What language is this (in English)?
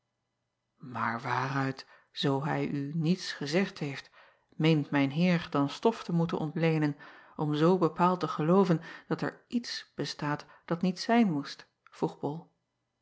Dutch